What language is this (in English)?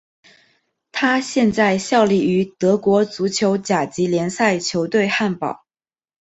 Chinese